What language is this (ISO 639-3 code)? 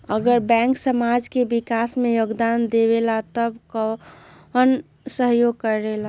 mag